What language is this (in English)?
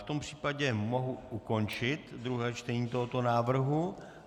Czech